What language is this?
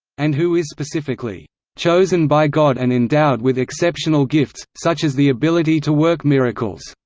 English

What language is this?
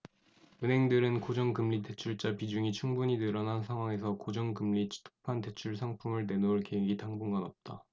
Korean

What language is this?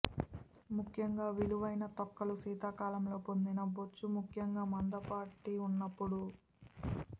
Telugu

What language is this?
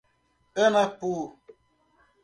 Portuguese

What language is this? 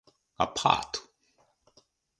Japanese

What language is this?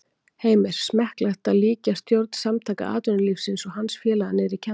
Icelandic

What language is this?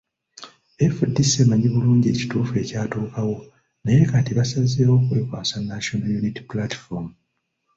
Ganda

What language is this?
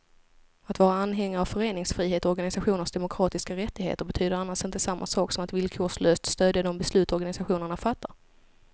Swedish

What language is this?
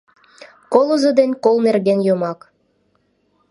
Mari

